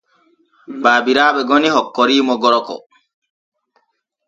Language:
Borgu Fulfulde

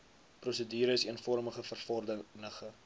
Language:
Afrikaans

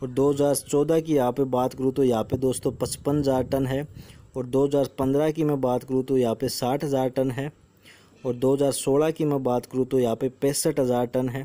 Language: Hindi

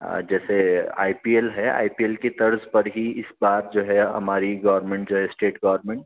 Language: Urdu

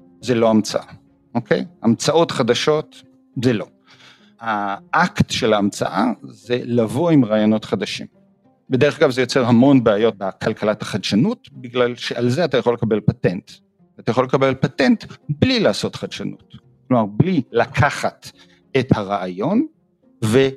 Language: Hebrew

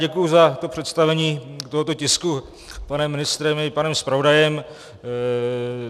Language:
Czech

